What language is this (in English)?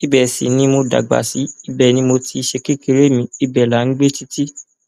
Yoruba